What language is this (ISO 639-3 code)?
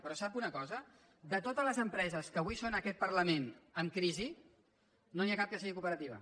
cat